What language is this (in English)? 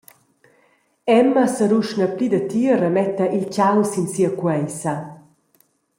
Romansh